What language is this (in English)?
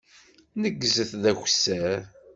Kabyle